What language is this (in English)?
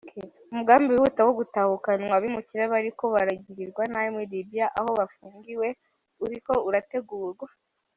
Kinyarwanda